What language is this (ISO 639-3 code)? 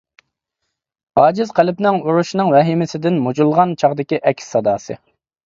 uig